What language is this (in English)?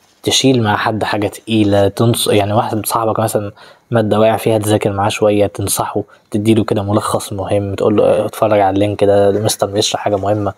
Arabic